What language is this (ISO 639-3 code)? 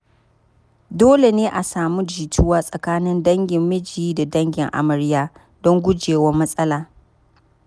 hau